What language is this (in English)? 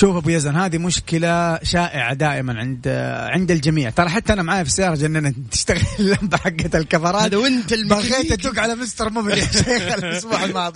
Arabic